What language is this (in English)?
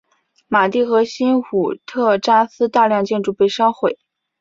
Chinese